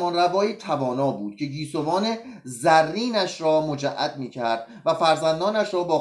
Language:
Persian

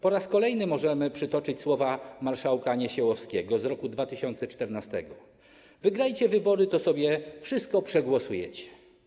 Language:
Polish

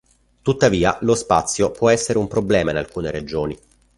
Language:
Italian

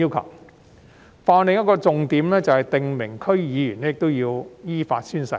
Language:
Cantonese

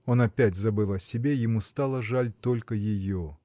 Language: Russian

